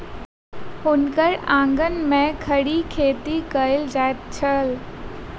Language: Maithili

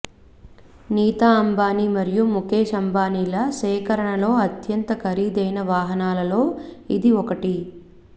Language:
Telugu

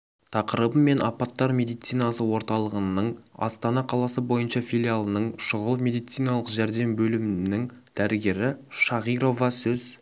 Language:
Kazakh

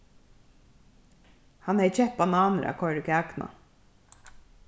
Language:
Faroese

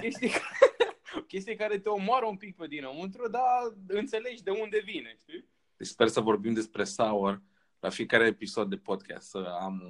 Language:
Romanian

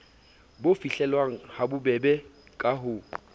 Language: Southern Sotho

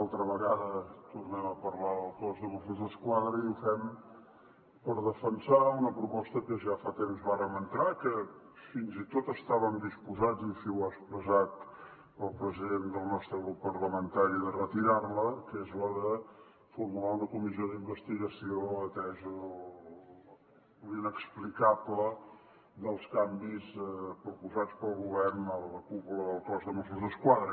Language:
Catalan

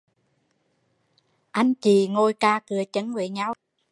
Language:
Vietnamese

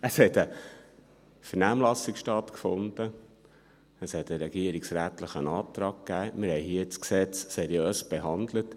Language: Swiss German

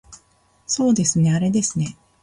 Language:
Japanese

